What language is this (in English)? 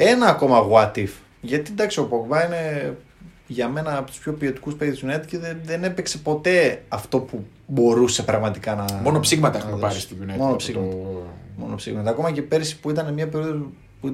Greek